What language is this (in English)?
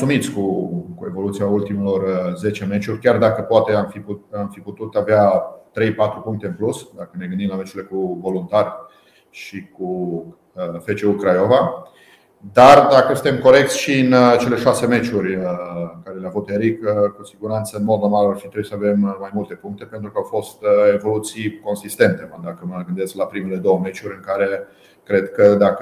Romanian